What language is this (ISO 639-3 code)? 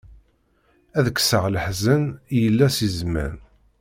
kab